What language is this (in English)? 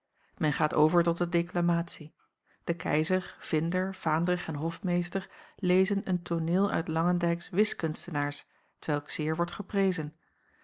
Dutch